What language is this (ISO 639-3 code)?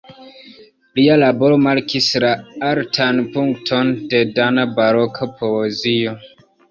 epo